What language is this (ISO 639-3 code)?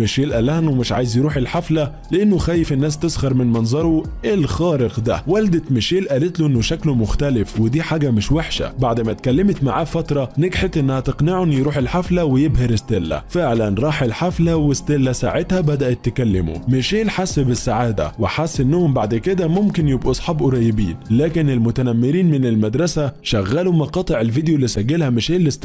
ara